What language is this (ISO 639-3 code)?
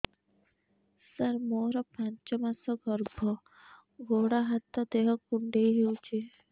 ori